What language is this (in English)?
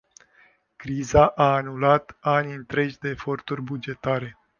Romanian